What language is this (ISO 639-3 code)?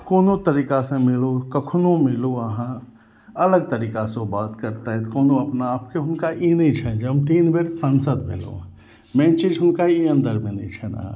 mai